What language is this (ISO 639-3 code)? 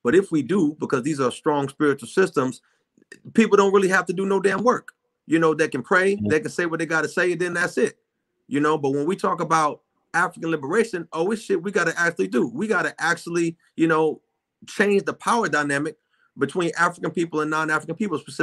eng